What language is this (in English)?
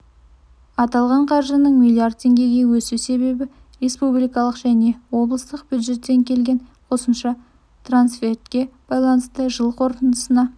Kazakh